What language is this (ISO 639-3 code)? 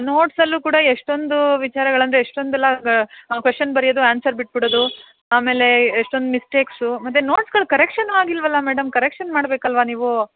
kan